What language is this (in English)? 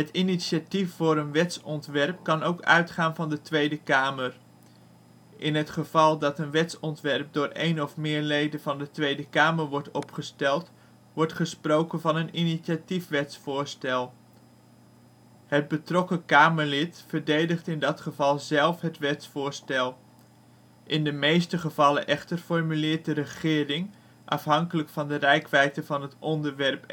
Dutch